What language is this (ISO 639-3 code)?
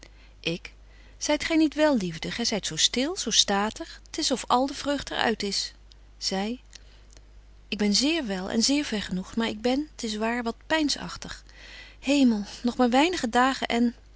nld